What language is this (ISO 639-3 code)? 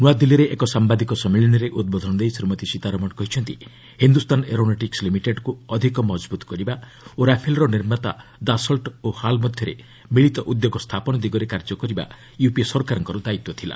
ori